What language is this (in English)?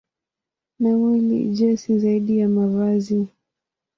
Swahili